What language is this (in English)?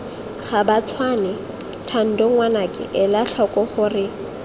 Tswana